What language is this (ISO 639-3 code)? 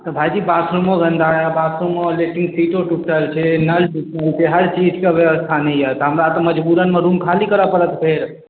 mai